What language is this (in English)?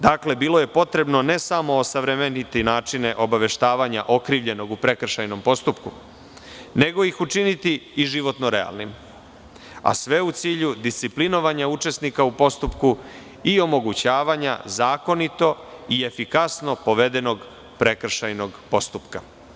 Serbian